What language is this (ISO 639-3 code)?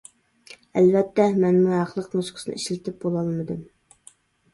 uig